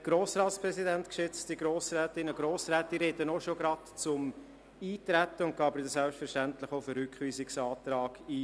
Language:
Swiss German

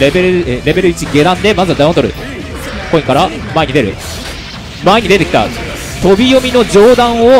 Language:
Japanese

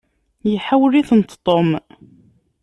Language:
Kabyle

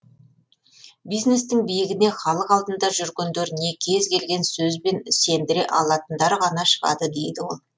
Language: Kazakh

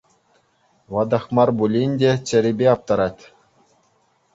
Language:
Chuvash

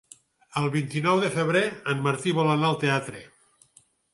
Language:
Catalan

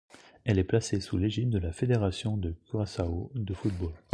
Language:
French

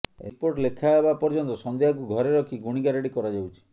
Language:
Odia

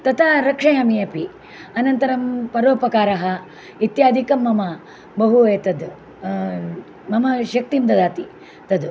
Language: Sanskrit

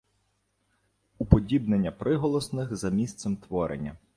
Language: Ukrainian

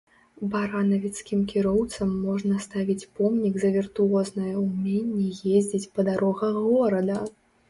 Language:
Belarusian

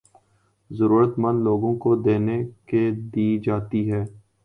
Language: Urdu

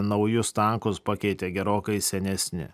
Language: Lithuanian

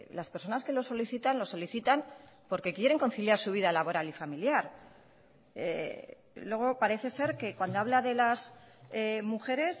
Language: Spanish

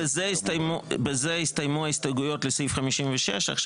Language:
Hebrew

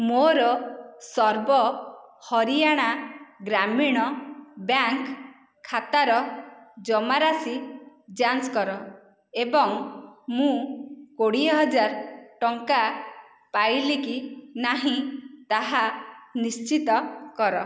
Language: Odia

